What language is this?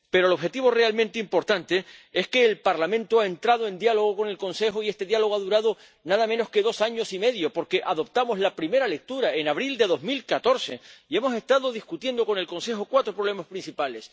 Spanish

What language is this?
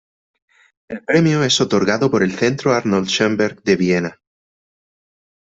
Spanish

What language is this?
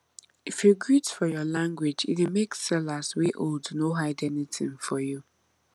Nigerian Pidgin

